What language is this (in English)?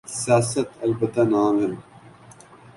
Urdu